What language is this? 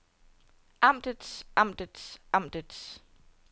Danish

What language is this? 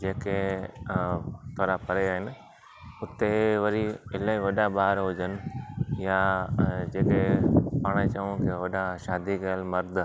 Sindhi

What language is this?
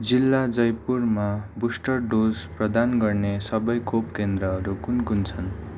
Nepali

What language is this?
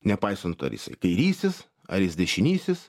Lithuanian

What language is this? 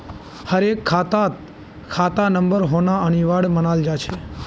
Magahi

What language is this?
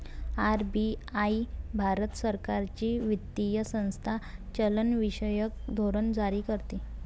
Marathi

